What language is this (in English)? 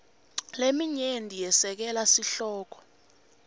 Swati